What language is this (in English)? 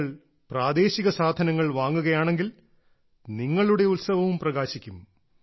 Malayalam